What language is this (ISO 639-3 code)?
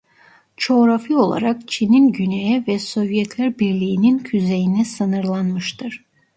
tur